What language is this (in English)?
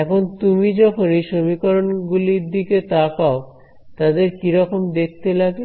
Bangla